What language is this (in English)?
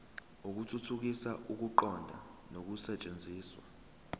Zulu